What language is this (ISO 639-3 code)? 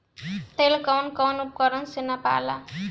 bho